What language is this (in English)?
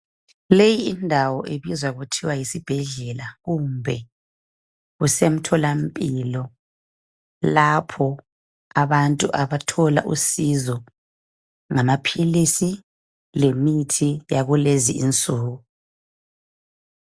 North Ndebele